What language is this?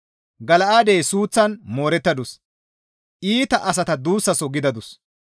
Gamo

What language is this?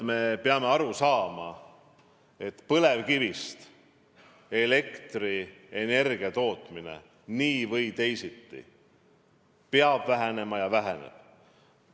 Estonian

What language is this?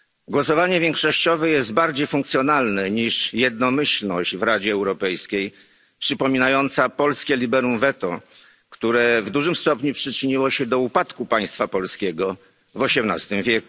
Polish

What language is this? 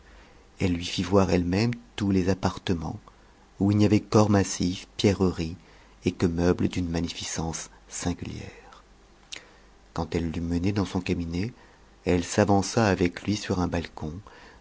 French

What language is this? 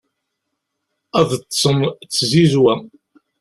Kabyle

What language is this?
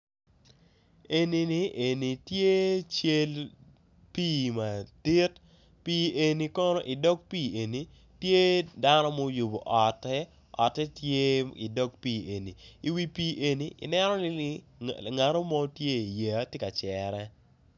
Acoli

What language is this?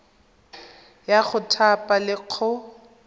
Tswana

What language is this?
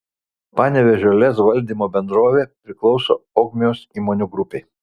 Lithuanian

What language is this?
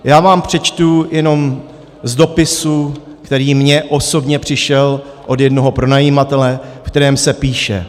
Czech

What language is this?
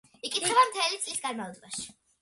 Georgian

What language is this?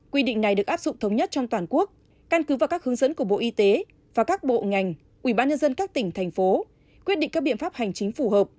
Vietnamese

